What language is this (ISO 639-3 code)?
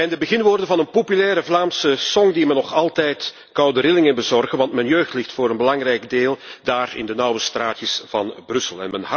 nld